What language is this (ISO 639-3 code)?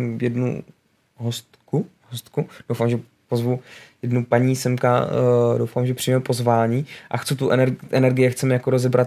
ces